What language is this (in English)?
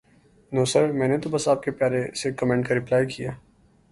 Urdu